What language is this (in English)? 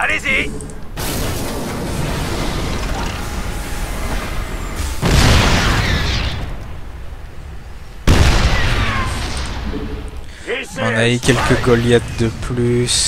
French